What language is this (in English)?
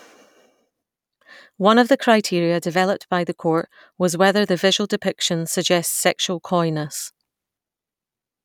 English